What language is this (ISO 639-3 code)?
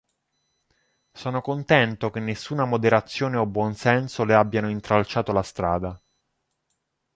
ita